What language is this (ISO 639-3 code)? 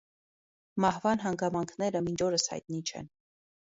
hye